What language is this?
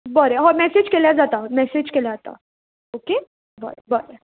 Konkani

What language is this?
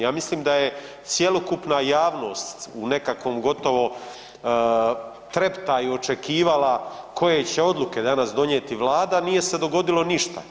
Croatian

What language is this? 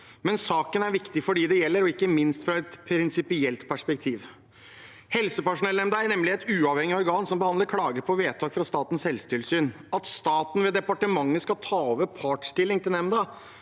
Norwegian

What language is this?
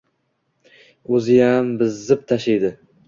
Uzbek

